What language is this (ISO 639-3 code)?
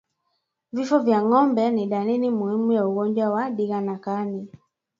swa